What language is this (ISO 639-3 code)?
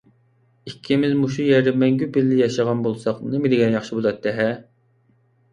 uig